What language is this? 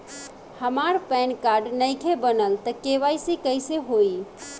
Bhojpuri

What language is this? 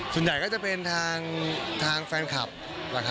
Thai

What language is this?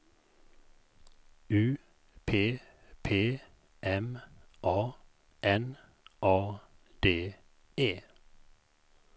Swedish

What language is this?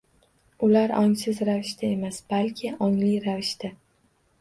Uzbek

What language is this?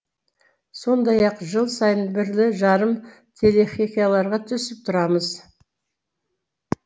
Kazakh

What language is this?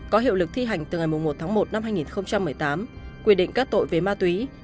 Vietnamese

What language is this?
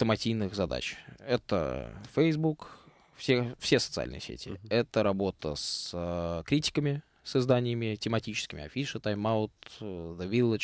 Russian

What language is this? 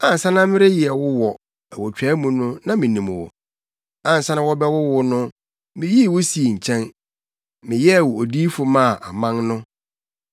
Akan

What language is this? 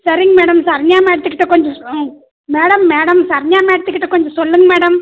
Tamil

